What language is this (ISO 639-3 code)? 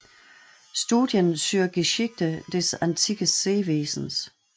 dan